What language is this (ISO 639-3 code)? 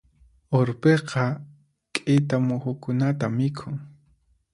qxp